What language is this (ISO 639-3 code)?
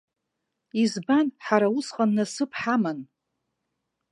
abk